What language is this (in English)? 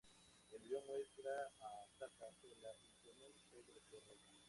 Spanish